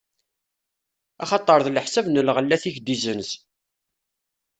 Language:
Kabyle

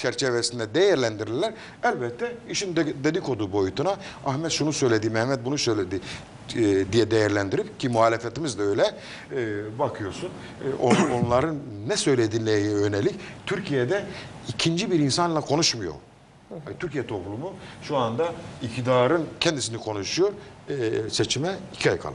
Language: Turkish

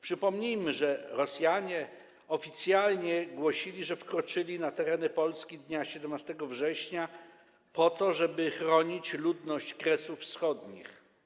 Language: Polish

